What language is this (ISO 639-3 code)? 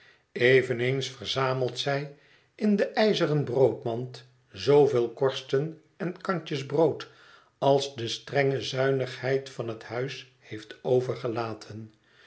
nld